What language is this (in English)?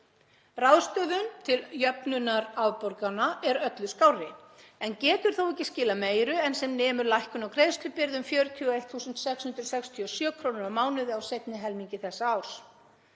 Icelandic